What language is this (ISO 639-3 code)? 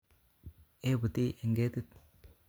kln